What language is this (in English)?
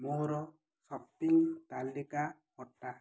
Odia